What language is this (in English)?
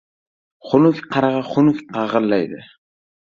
Uzbek